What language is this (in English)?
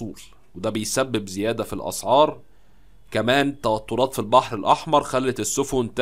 Arabic